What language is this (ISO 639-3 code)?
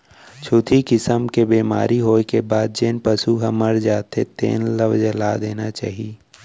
hne